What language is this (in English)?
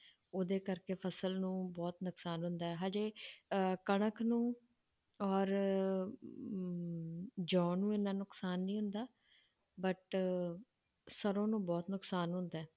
Punjabi